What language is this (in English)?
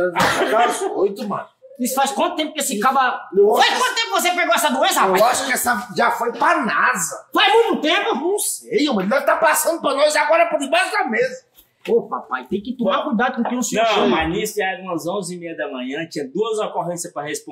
Portuguese